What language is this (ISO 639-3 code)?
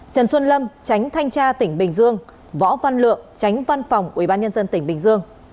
vie